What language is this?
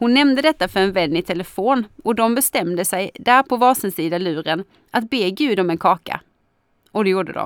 Swedish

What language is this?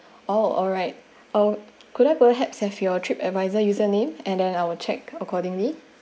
English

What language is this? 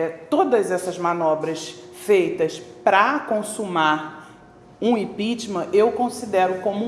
Portuguese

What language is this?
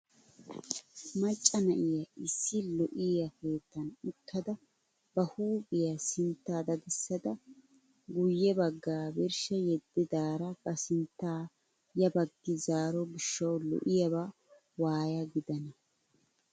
Wolaytta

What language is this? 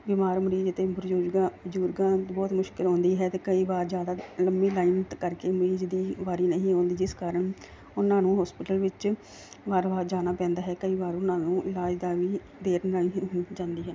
Punjabi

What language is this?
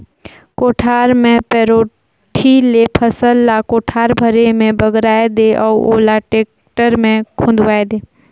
Chhattisgarhi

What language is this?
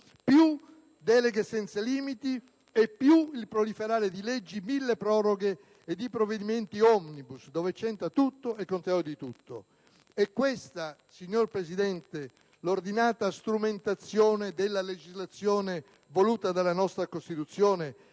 Italian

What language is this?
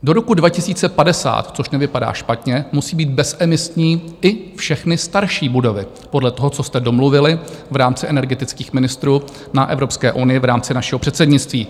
Czech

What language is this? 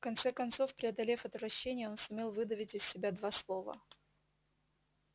Russian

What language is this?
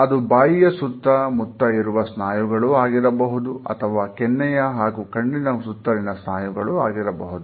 Kannada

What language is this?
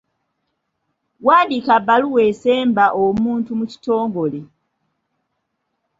Ganda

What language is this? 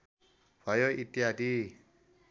Nepali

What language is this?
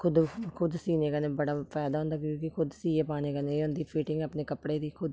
Dogri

